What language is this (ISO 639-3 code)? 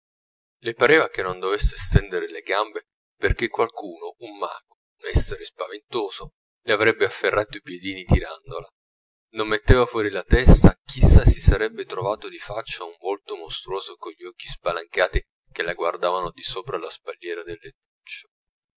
ita